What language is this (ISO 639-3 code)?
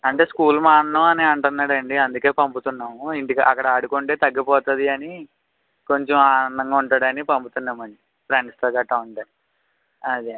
tel